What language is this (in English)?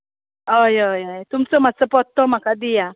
Konkani